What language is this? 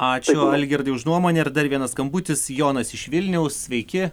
Lithuanian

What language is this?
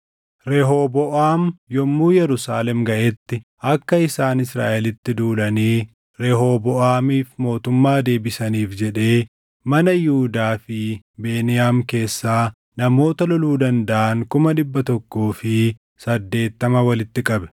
Oromo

